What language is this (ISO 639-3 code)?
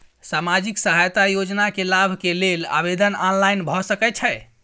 mai